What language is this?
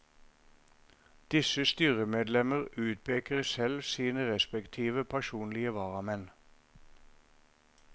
Norwegian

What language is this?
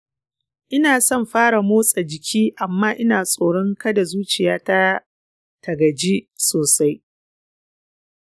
Hausa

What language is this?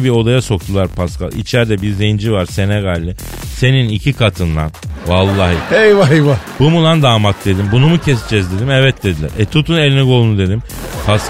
Turkish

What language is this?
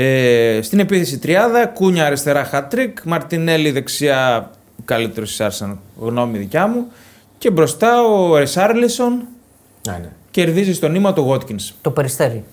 Greek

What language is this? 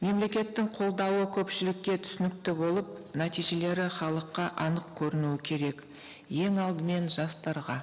Kazakh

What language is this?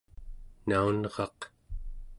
Central Yupik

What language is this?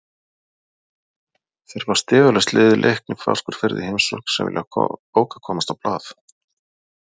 Icelandic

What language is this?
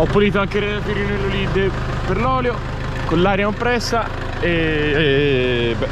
Italian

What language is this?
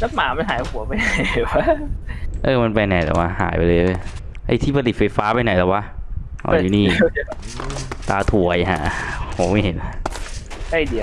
Thai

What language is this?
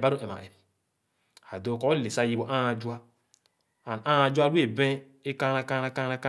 Khana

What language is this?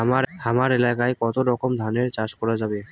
Bangla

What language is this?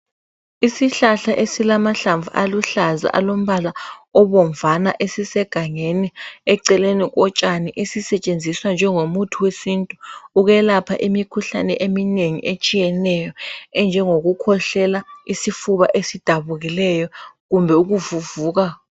North Ndebele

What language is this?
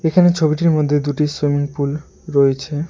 Bangla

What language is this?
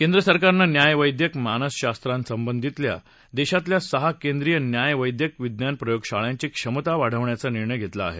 Marathi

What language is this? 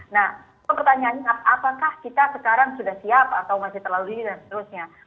Indonesian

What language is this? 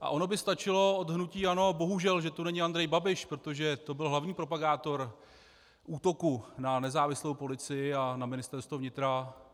Czech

